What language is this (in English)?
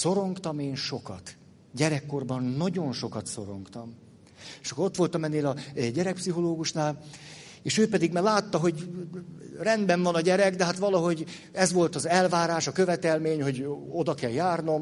Hungarian